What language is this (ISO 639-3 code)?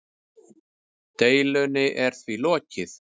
isl